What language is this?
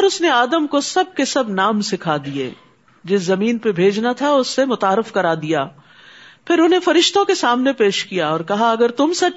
Urdu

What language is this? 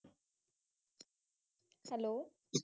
Punjabi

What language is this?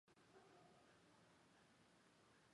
Chinese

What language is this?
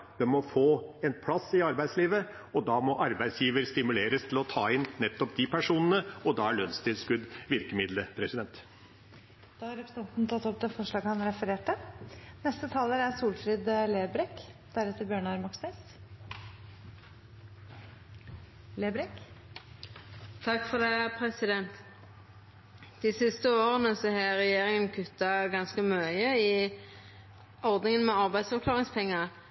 Norwegian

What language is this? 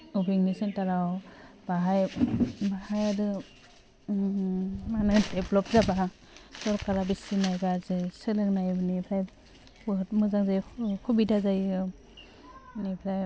Bodo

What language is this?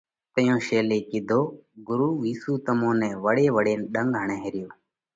Parkari Koli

